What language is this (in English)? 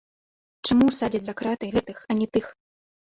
Belarusian